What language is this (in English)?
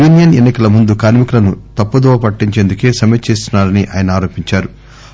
Telugu